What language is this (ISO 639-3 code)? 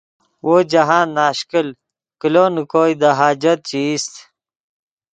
ydg